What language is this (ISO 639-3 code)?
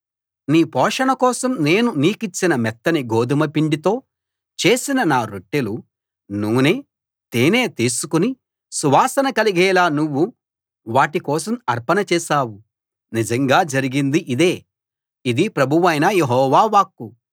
tel